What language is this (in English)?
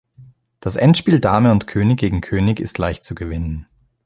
German